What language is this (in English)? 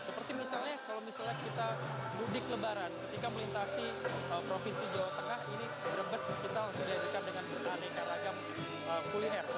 Indonesian